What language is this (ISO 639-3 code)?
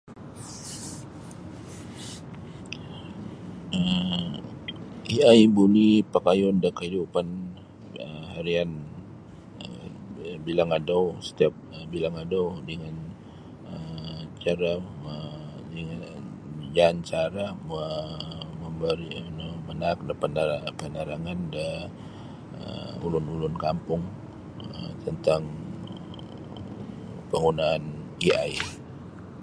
bsy